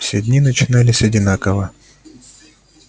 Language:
Russian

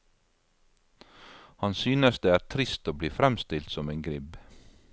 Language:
Norwegian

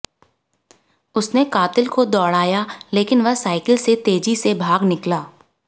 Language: Hindi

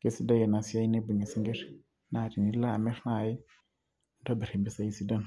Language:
Masai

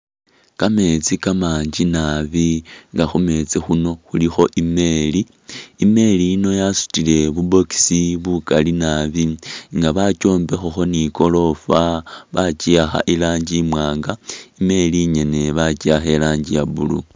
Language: Masaaba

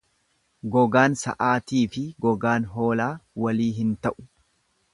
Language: Oromo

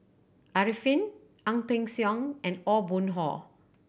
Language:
English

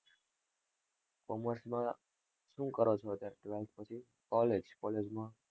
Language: Gujarati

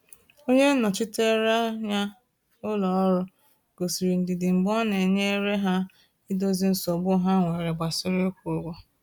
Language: Igbo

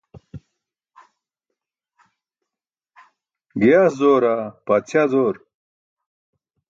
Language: Burushaski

